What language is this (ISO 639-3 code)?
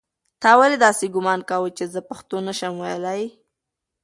pus